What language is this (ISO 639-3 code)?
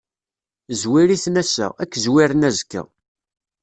kab